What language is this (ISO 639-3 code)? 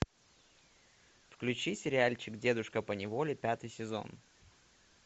rus